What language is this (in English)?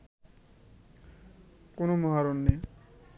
Bangla